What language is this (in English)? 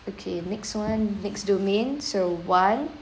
English